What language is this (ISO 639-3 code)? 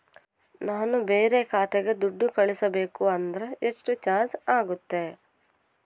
kan